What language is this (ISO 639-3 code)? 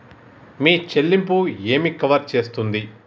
tel